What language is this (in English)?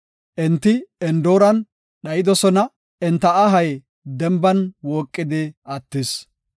Gofa